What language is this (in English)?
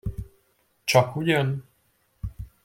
Hungarian